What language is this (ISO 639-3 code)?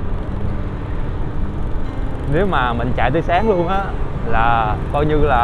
vie